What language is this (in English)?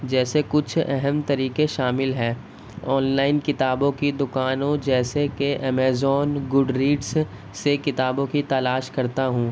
Urdu